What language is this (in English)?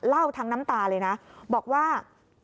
Thai